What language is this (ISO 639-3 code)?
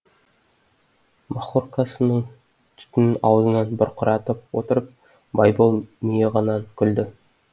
kaz